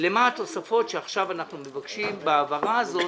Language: Hebrew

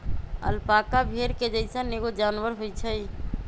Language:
Magahi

